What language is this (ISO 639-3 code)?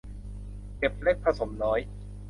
tha